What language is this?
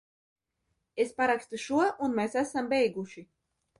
Latvian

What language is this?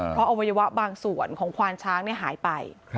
Thai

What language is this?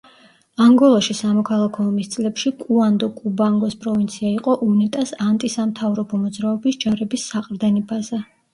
Georgian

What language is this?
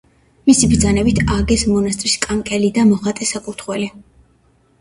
Georgian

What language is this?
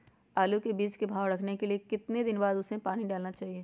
Magahi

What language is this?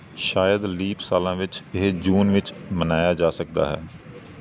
Punjabi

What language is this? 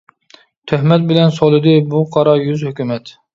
Uyghur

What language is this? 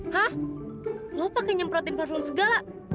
Indonesian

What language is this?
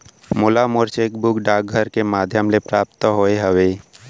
Chhattisgarhi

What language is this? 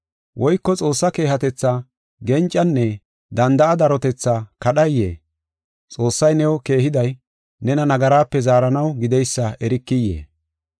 Gofa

